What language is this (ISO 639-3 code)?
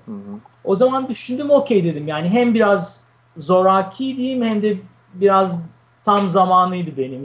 tur